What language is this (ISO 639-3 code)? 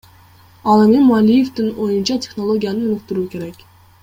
kir